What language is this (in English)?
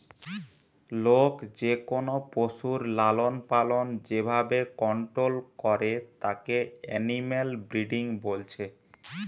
Bangla